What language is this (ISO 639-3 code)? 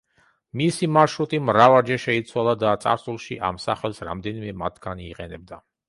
kat